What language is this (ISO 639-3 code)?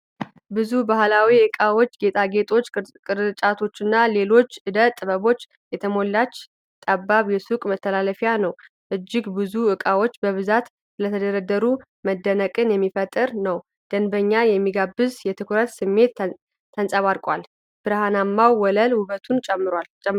amh